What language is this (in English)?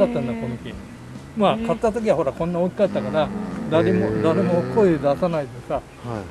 Japanese